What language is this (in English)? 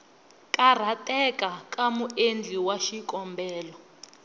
Tsonga